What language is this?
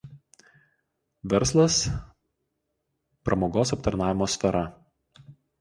Lithuanian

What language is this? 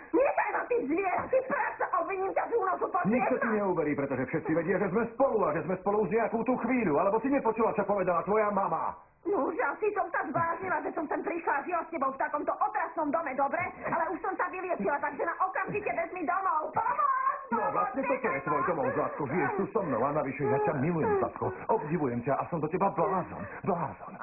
Slovak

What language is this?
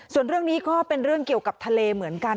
Thai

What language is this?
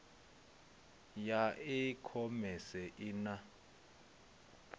Venda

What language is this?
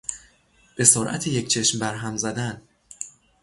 Persian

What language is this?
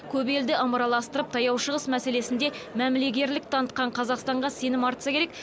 Kazakh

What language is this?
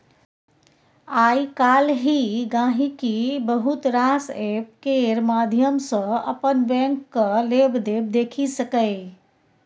Maithili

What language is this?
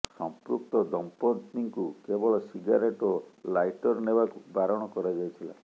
Odia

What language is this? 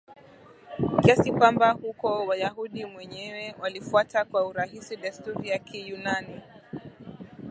Swahili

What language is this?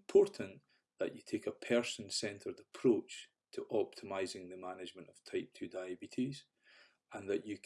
English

